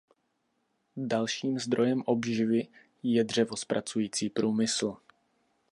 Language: Czech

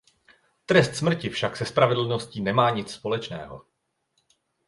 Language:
Czech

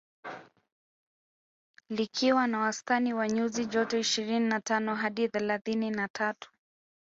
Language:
Swahili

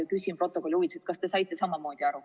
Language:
Estonian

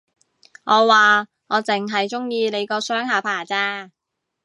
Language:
Cantonese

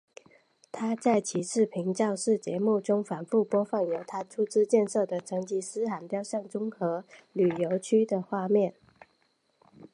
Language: Chinese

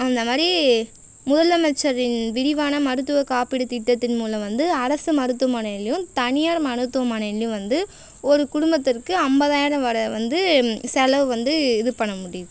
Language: Tamil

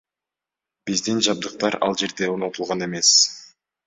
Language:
Kyrgyz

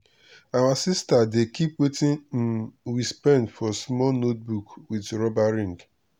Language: Nigerian Pidgin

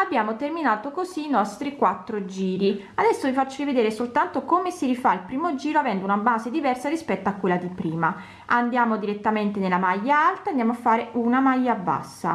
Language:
Italian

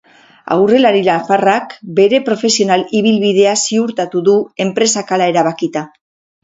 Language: Basque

